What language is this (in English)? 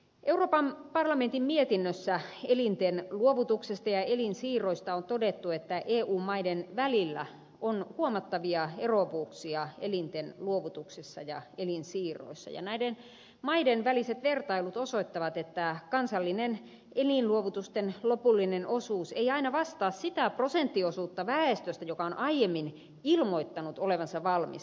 Finnish